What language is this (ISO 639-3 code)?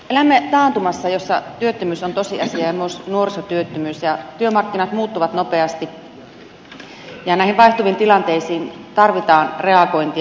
fin